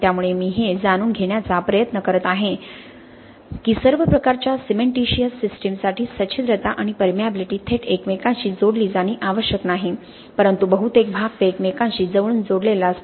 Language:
Marathi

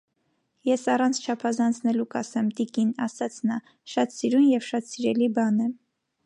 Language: Armenian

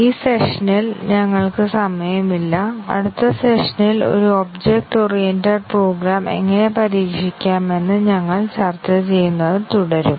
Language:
Malayalam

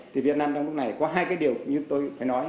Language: Vietnamese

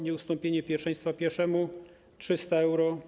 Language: Polish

